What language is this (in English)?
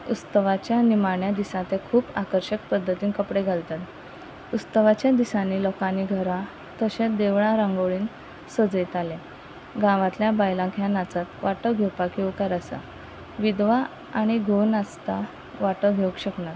Konkani